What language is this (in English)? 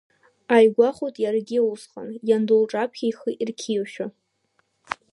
Abkhazian